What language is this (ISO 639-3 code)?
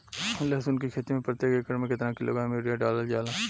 bho